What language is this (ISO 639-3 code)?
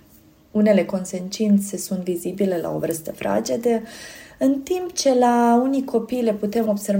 ron